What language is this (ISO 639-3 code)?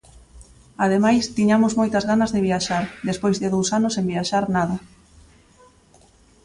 glg